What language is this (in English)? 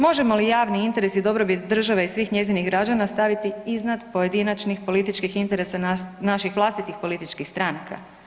Croatian